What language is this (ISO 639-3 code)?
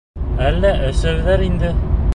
bak